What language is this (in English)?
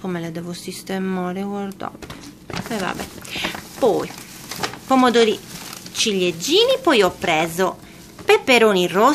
Italian